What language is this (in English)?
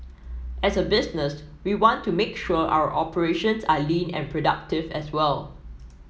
English